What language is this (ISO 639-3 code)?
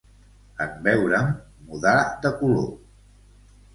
cat